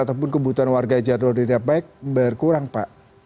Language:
Indonesian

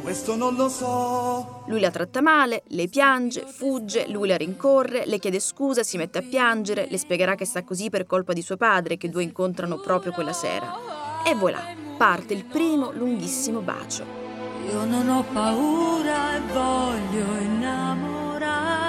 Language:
Italian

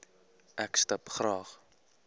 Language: Afrikaans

